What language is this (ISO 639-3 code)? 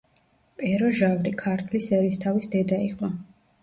kat